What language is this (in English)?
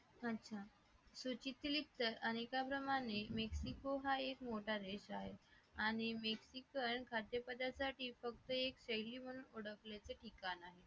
Marathi